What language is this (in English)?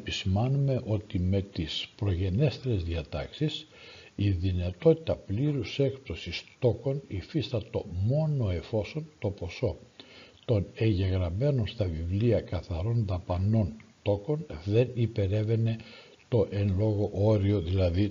Greek